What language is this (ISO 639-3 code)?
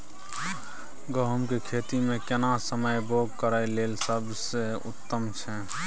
mai